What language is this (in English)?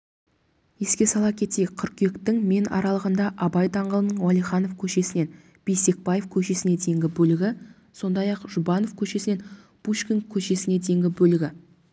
Kazakh